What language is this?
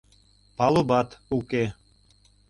Mari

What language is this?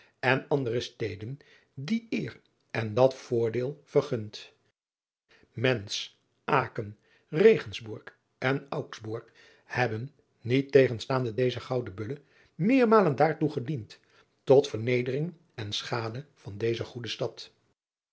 Dutch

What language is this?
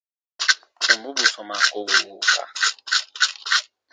Baatonum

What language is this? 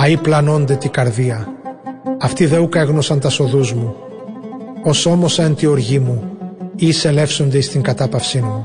Greek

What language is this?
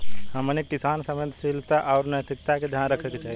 Bhojpuri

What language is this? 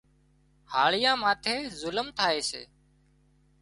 Wadiyara Koli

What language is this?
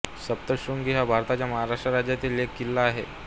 Marathi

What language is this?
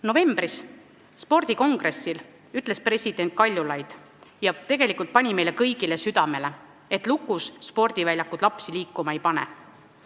Estonian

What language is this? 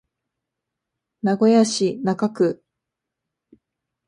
Japanese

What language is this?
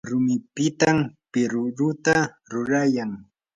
Yanahuanca Pasco Quechua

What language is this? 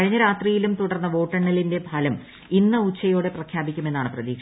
Malayalam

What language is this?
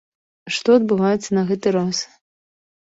Belarusian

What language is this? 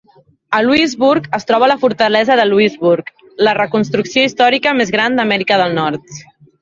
Catalan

